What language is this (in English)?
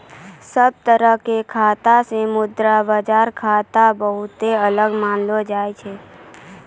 Maithili